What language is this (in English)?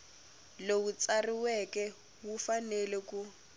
Tsonga